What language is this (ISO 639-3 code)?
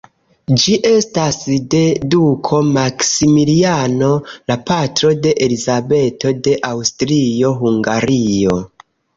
epo